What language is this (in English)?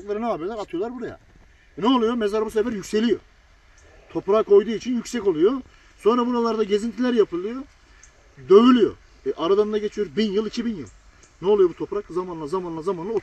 Turkish